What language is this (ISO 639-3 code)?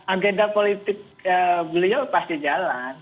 ind